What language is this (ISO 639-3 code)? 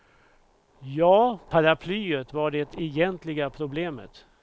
swe